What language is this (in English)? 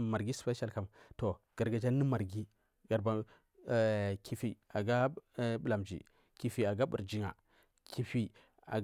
Marghi South